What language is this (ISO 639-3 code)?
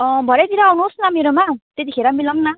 nep